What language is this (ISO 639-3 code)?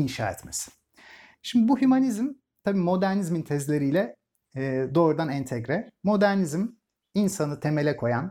tur